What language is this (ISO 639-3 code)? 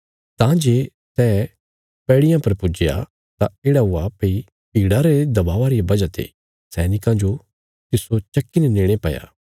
kfs